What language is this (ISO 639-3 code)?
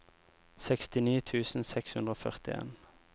nor